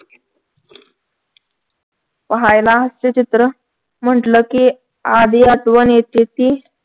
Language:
Marathi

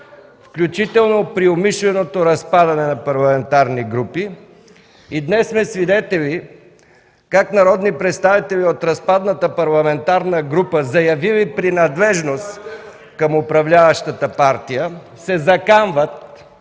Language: Bulgarian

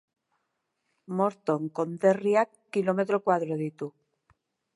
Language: Basque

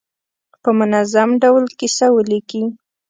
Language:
Pashto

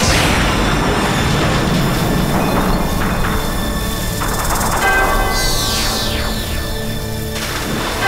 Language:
Arabic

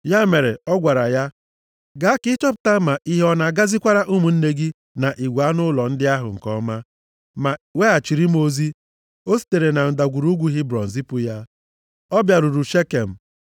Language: Igbo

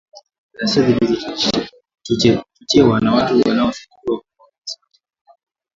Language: Swahili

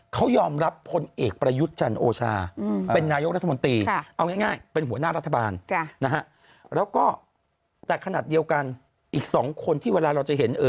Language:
Thai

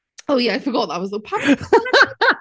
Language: Welsh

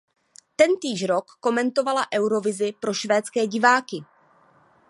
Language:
Czech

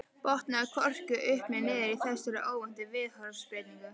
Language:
Icelandic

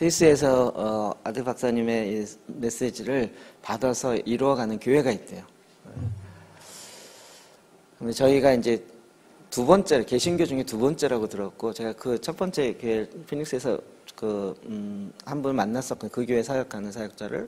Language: Korean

